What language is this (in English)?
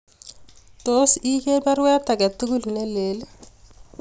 Kalenjin